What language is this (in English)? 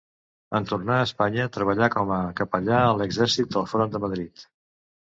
Catalan